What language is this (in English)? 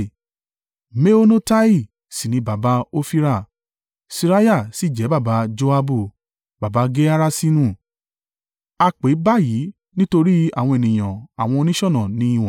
Yoruba